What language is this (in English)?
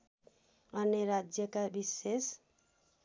Nepali